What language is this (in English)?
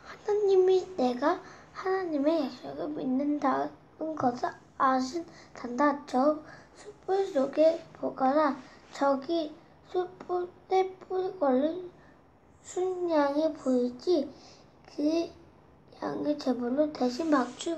Korean